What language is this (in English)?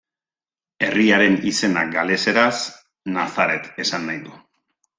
Basque